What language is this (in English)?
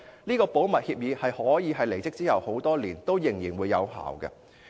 Cantonese